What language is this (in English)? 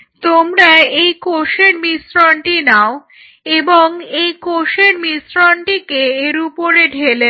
Bangla